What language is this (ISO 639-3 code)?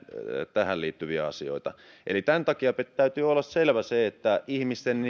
fin